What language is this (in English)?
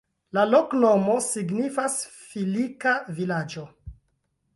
Esperanto